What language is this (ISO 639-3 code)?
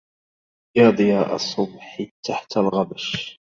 ara